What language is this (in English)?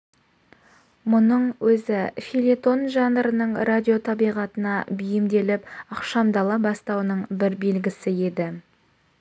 Kazakh